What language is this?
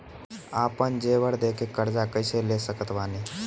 Bhojpuri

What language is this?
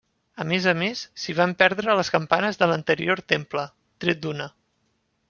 Catalan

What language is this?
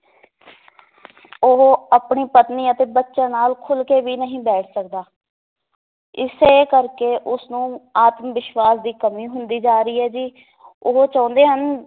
Punjabi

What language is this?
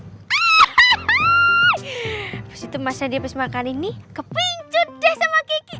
Indonesian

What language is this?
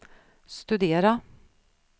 Swedish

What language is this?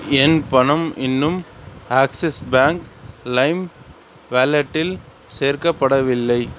Tamil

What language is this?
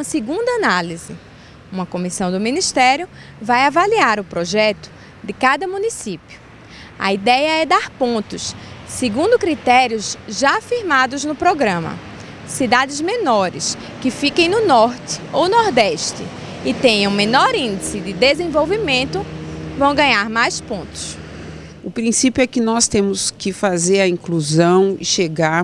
Portuguese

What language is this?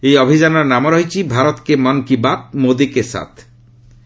Odia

